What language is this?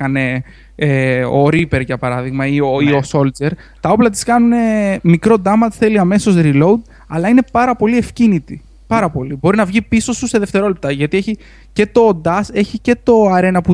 Greek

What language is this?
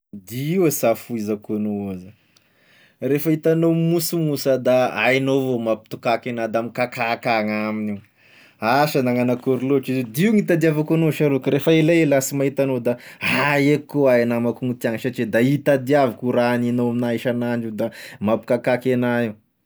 Tesaka Malagasy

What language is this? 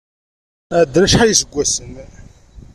Kabyle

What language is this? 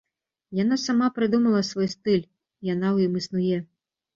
Belarusian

